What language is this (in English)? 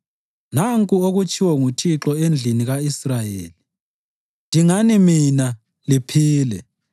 North Ndebele